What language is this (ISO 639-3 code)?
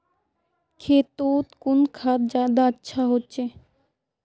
mag